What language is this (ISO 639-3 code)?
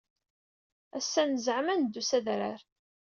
kab